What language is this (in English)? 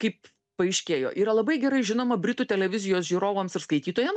Lithuanian